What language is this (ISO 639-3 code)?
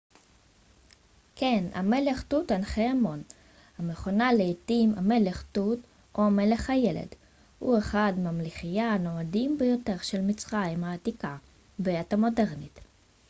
heb